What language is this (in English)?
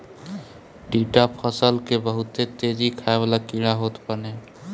Bhojpuri